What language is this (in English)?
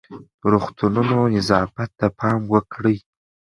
Pashto